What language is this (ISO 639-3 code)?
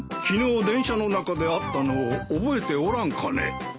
jpn